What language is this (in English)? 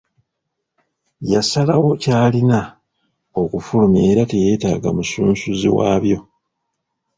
Ganda